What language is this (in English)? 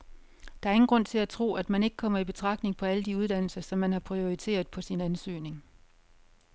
Danish